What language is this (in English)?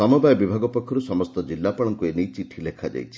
Odia